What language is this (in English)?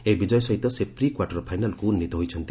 Odia